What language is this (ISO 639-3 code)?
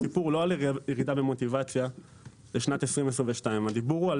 heb